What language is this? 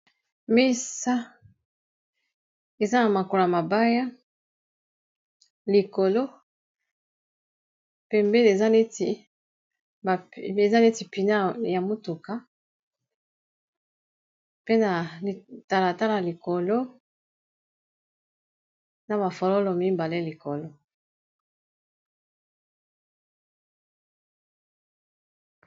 Lingala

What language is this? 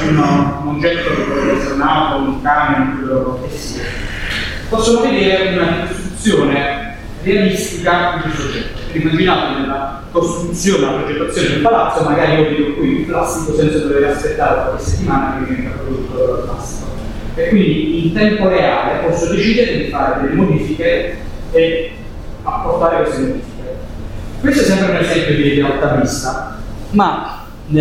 Italian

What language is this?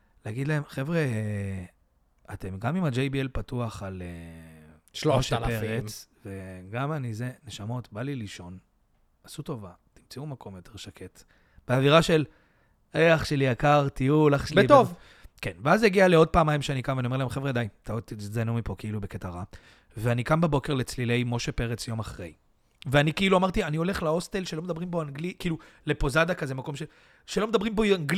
Hebrew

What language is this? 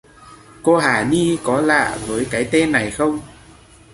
Vietnamese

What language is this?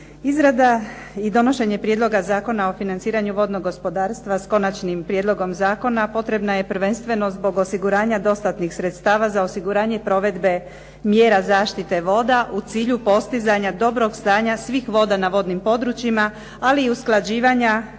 Croatian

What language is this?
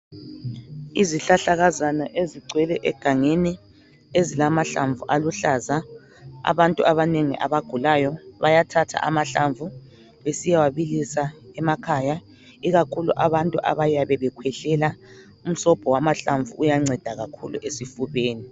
North Ndebele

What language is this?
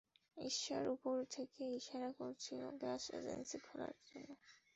Bangla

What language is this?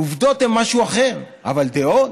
Hebrew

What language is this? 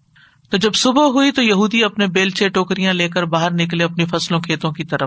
Urdu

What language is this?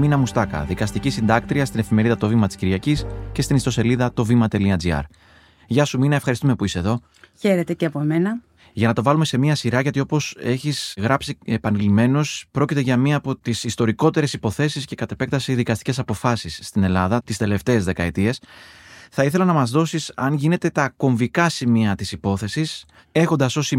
Greek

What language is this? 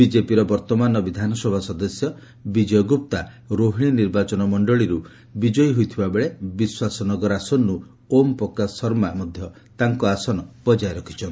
Odia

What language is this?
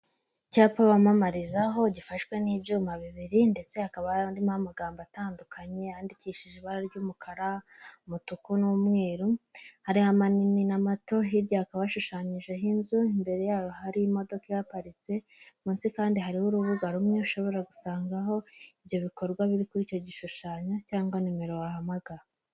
Kinyarwanda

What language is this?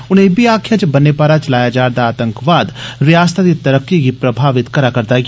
Dogri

